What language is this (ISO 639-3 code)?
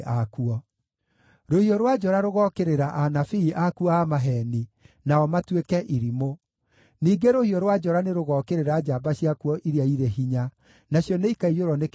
kik